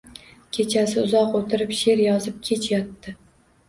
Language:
Uzbek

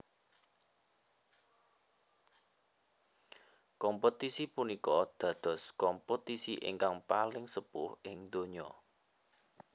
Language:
Javanese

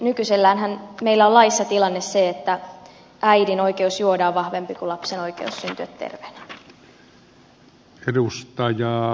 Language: Finnish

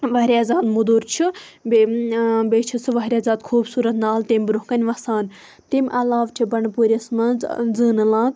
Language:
Kashmiri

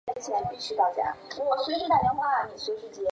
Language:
Chinese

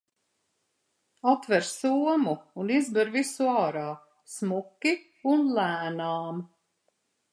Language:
Latvian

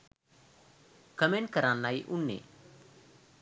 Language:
Sinhala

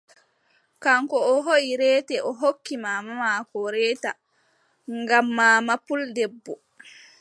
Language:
Adamawa Fulfulde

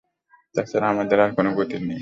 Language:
Bangla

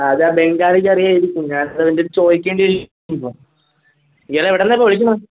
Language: Malayalam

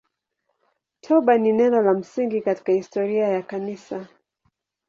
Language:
Swahili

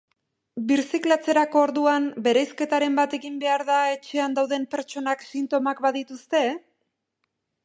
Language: Basque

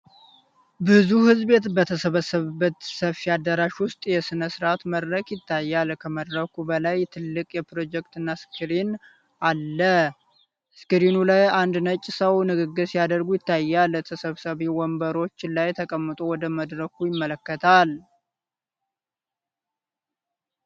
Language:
Amharic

